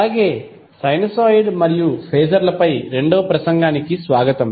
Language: Telugu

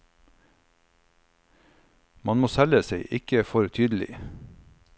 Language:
Norwegian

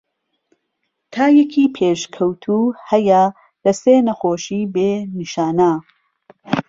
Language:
Central Kurdish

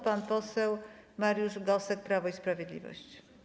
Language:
Polish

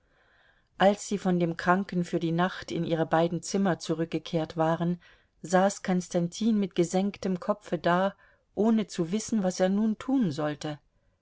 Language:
German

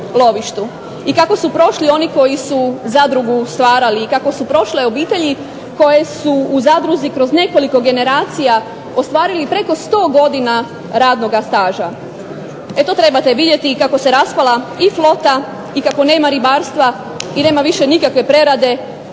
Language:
Croatian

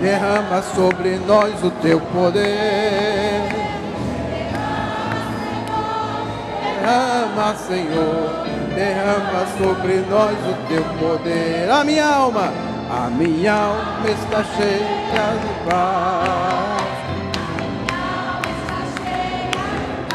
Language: Portuguese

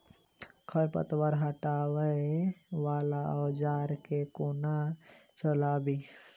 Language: Maithili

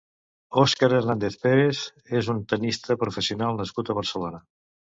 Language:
Catalan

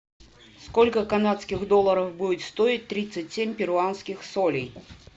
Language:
Russian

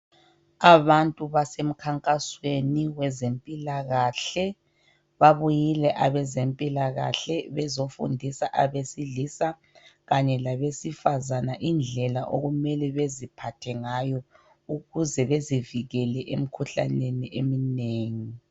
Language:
North Ndebele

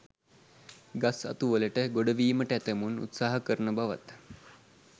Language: Sinhala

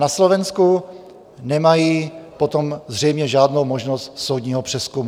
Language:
Czech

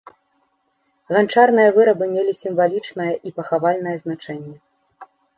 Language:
Belarusian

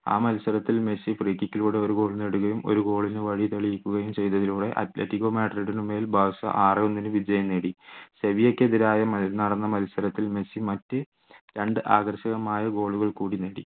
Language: Malayalam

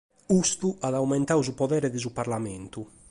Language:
Sardinian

